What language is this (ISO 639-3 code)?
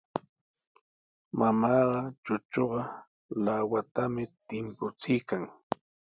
qws